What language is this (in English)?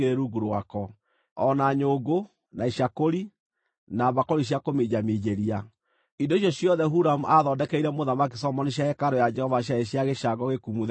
Kikuyu